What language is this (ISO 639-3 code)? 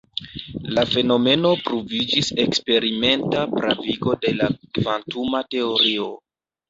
epo